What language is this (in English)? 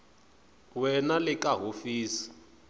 Tsonga